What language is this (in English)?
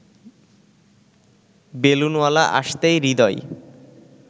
Bangla